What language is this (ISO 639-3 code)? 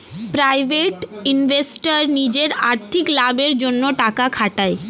ben